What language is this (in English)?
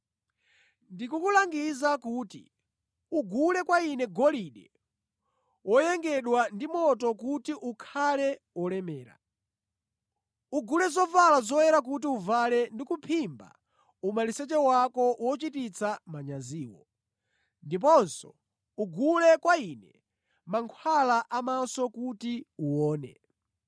Nyanja